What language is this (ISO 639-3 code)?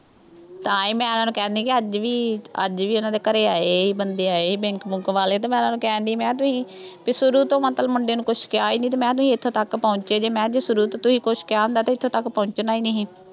pan